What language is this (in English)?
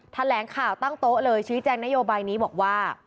Thai